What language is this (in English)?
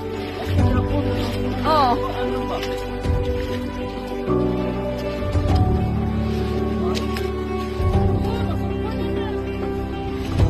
Indonesian